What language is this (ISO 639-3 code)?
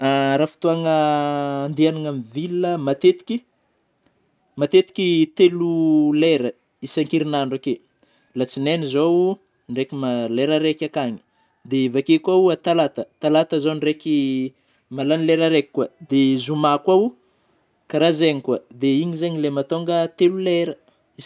bmm